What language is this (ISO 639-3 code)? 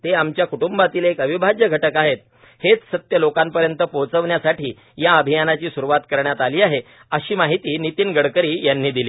mar